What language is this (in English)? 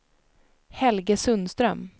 Swedish